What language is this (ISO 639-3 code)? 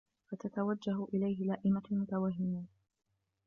ara